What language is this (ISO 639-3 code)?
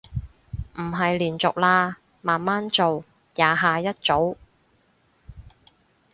yue